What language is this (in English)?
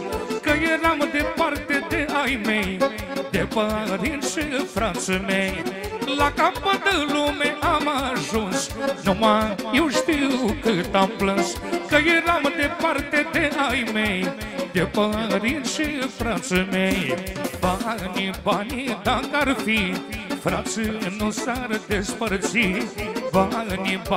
Romanian